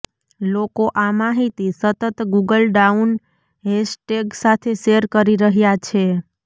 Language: Gujarati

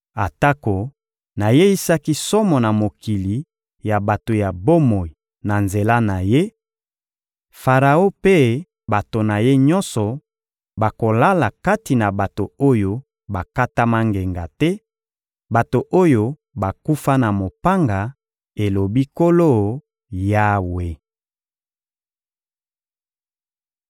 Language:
Lingala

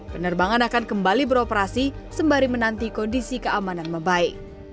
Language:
Indonesian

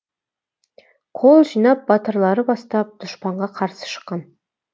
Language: Kazakh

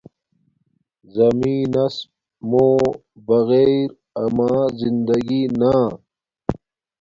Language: Domaaki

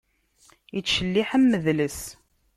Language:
Kabyle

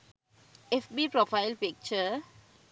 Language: Sinhala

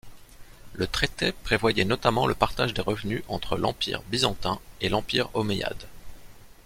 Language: French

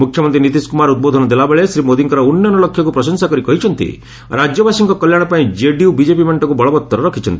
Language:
Odia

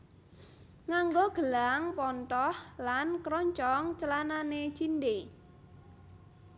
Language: Javanese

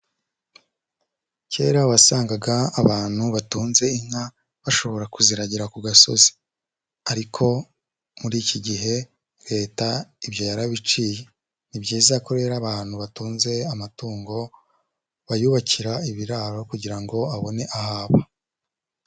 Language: Kinyarwanda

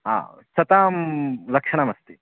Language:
Sanskrit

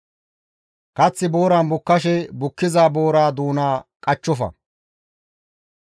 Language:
Gamo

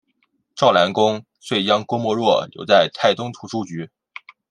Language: Chinese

